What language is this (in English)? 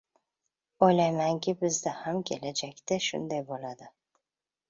Uzbek